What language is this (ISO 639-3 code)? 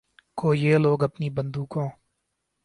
urd